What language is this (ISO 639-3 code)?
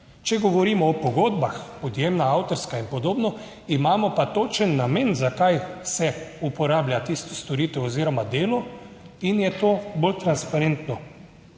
slv